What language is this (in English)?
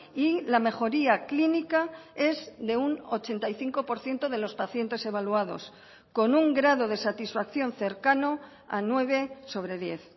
Spanish